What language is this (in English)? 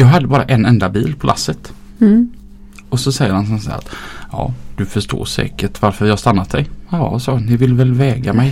Swedish